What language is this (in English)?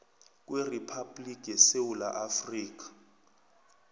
South Ndebele